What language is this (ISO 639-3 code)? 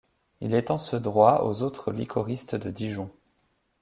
fra